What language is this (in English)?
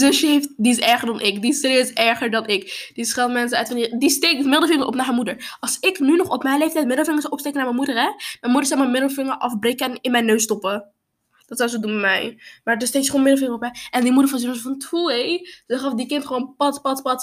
Dutch